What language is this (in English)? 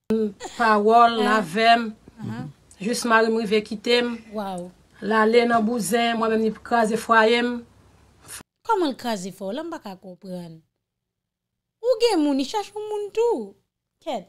French